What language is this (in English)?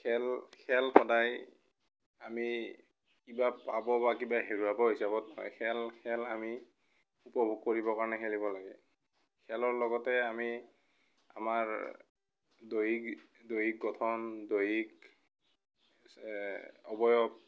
Assamese